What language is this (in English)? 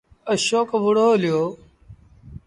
Sindhi Bhil